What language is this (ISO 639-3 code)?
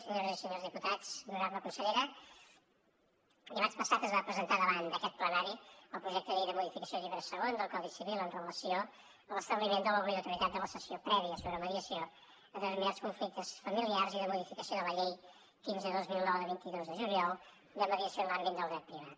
cat